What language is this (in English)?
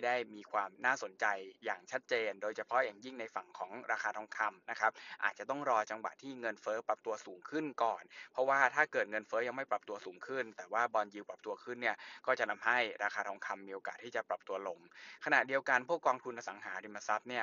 Thai